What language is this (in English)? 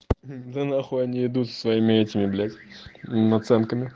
Russian